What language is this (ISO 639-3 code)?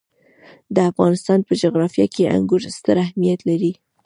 pus